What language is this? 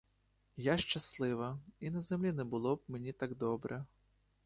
Ukrainian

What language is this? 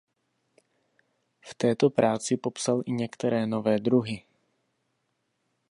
Czech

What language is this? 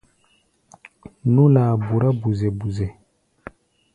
Gbaya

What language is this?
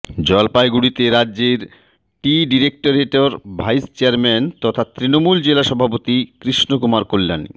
Bangla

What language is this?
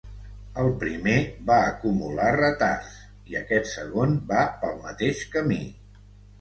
Catalan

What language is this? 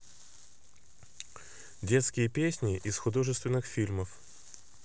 Russian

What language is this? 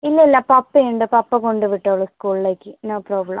Malayalam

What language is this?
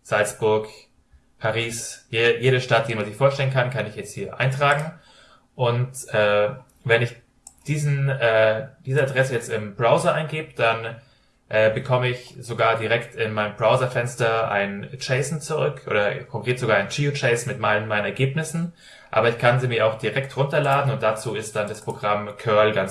German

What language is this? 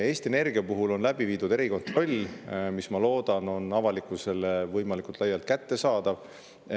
Estonian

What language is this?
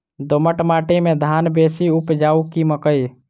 Maithili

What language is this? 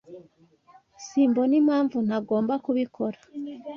Kinyarwanda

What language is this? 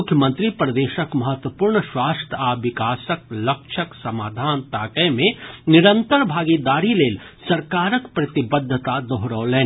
Maithili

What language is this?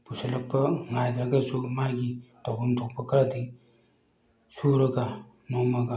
Manipuri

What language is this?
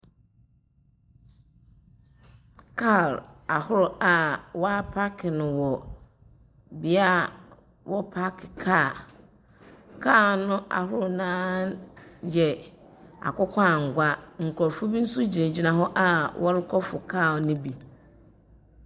Akan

